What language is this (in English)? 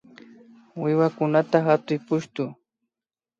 Imbabura Highland Quichua